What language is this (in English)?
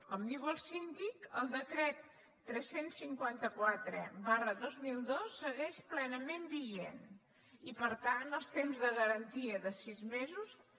Catalan